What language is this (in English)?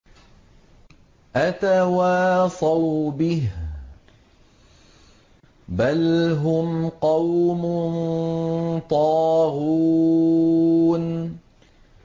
Arabic